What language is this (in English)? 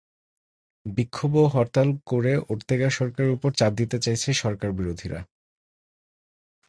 Bangla